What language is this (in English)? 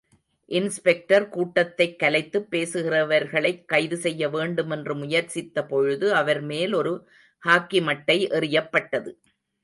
Tamil